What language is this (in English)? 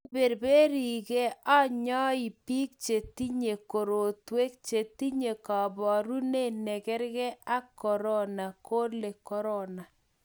Kalenjin